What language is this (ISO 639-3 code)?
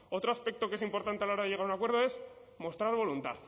spa